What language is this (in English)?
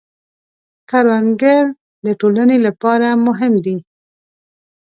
Pashto